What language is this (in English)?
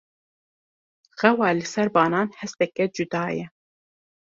Kurdish